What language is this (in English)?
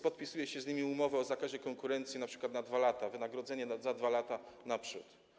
Polish